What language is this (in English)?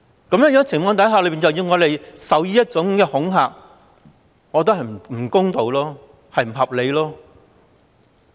Cantonese